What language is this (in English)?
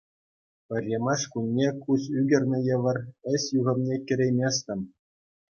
Chuvash